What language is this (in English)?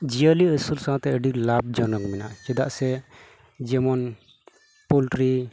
Santali